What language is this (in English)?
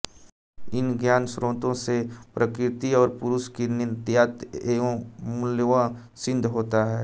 Hindi